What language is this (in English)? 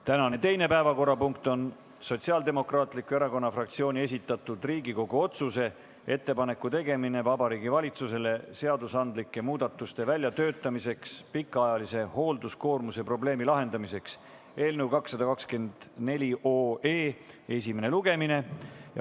Estonian